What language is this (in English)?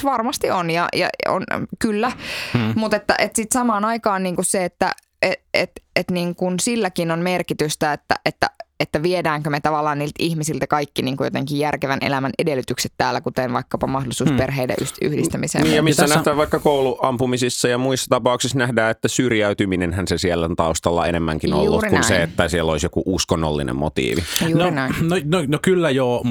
Finnish